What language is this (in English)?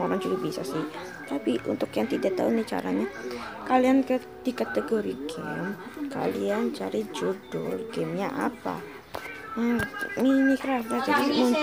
Indonesian